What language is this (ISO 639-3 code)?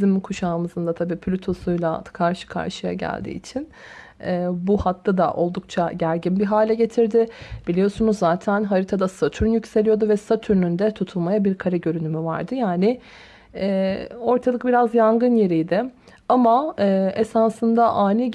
tur